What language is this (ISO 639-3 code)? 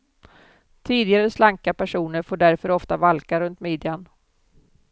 swe